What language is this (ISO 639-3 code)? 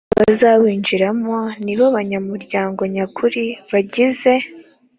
kin